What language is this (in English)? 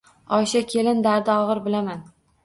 Uzbek